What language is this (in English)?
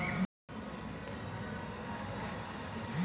Maithili